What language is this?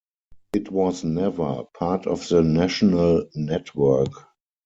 English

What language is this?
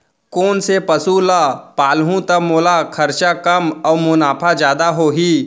Chhattisgarhi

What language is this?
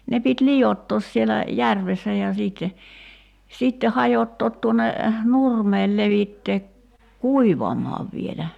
Finnish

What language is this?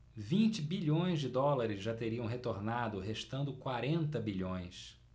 Portuguese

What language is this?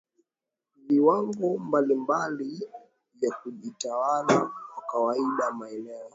Swahili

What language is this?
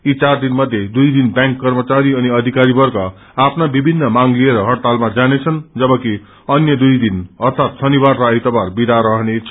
Nepali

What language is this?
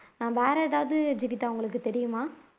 Tamil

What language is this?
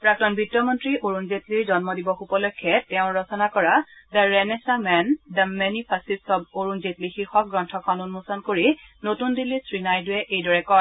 Assamese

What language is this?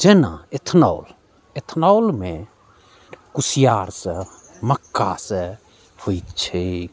Maithili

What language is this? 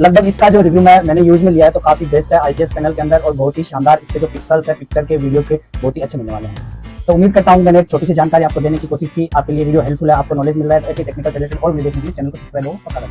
Hindi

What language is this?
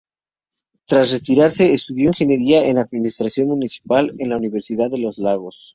Spanish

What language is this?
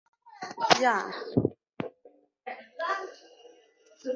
Chinese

